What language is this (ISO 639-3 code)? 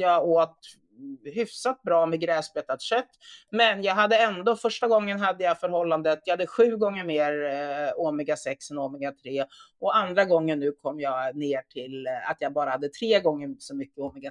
swe